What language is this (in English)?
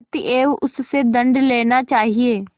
Hindi